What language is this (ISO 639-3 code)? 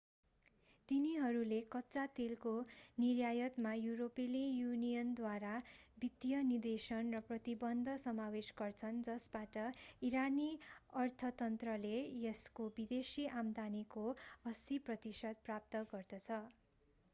nep